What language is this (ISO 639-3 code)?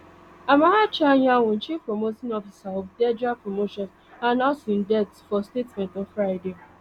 pcm